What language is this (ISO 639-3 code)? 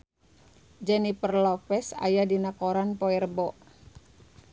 sun